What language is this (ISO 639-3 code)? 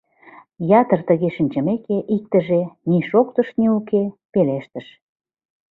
chm